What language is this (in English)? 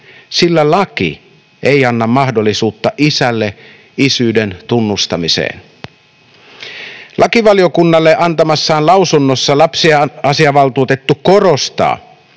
Finnish